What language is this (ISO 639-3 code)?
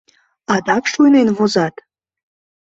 chm